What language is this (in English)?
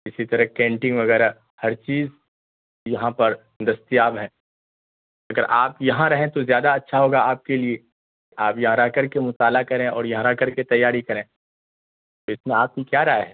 Urdu